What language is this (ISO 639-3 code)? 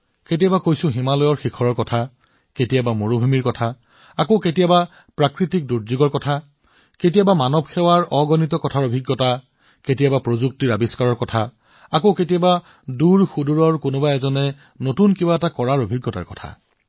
asm